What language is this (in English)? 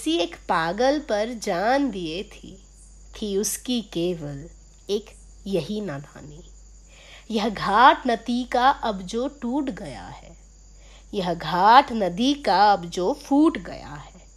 Hindi